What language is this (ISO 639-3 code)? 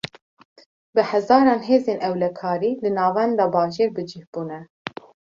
kur